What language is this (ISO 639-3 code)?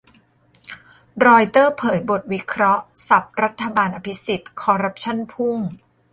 tha